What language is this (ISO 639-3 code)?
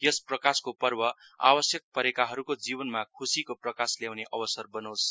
nep